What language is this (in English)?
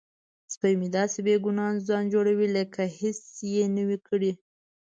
Pashto